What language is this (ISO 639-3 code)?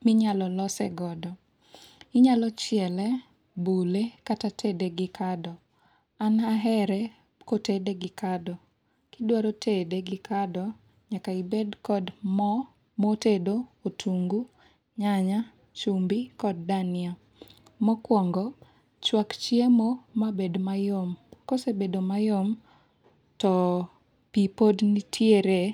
luo